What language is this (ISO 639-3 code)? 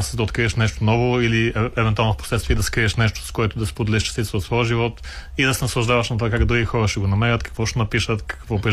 bul